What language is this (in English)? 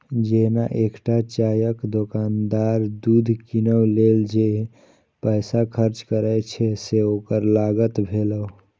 Maithili